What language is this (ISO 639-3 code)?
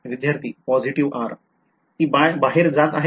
mar